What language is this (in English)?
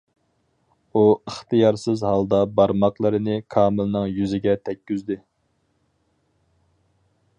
Uyghur